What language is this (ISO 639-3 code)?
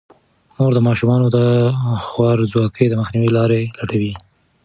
pus